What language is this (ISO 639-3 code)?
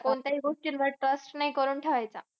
mar